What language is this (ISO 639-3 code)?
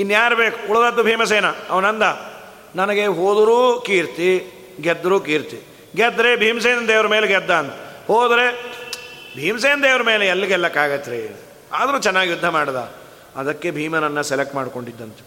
kan